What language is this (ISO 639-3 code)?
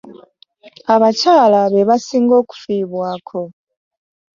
lug